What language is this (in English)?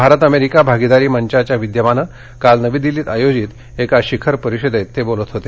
Marathi